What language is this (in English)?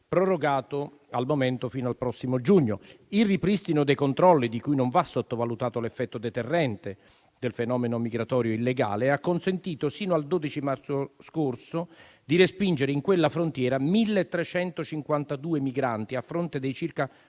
Italian